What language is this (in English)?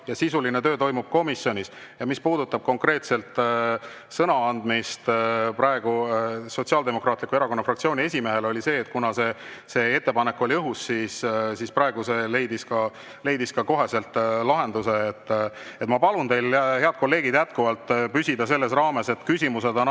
Estonian